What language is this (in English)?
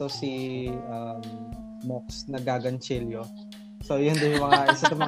Filipino